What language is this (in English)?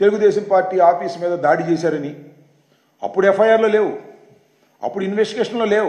Telugu